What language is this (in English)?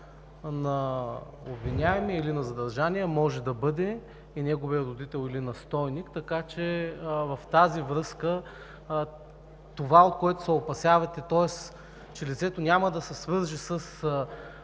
Bulgarian